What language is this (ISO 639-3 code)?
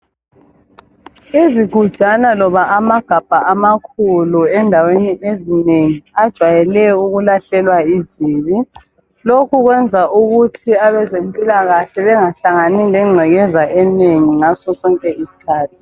nde